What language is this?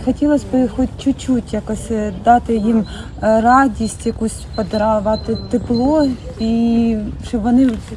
Ukrainian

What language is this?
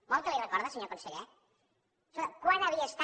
Catalan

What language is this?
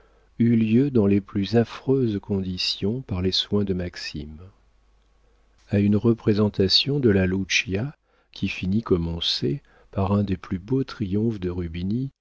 French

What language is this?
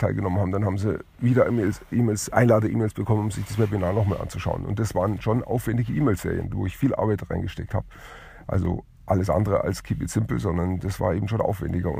German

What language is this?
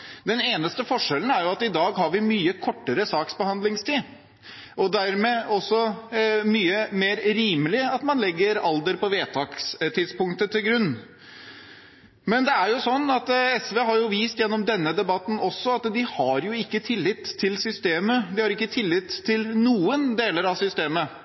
Norwegian Bokmål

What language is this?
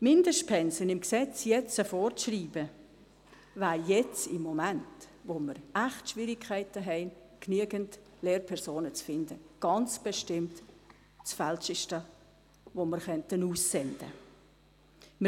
Swiss German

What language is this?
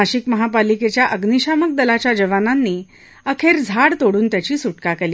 Marathi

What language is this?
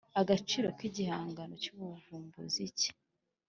Kinyarwanda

